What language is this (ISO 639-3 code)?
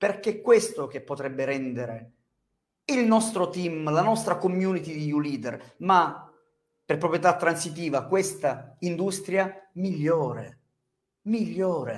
ita